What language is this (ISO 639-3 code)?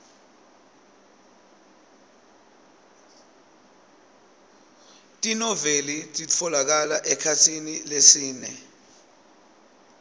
ssw